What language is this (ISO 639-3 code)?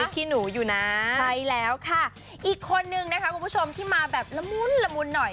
tha